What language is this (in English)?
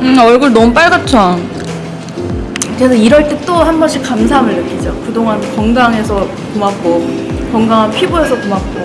Korean